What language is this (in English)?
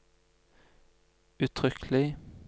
Norwegian